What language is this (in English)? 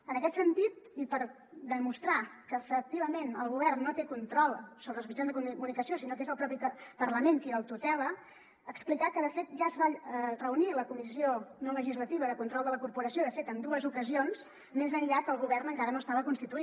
Catalan